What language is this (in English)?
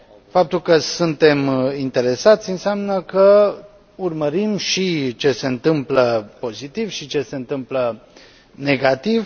Romanian